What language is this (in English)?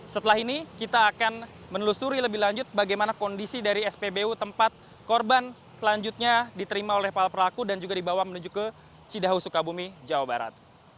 Indonesian